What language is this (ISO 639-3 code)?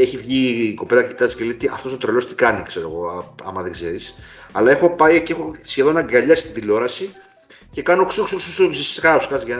ell